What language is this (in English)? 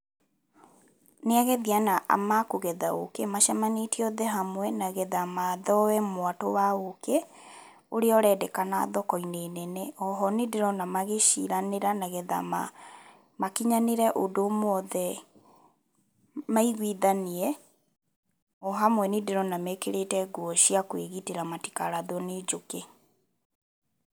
Kikuyu